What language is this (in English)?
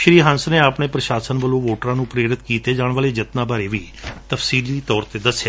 Punjabi